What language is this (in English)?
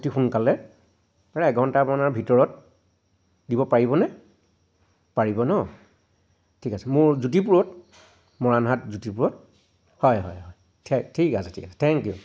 Assamese